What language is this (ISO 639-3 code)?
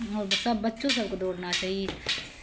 mai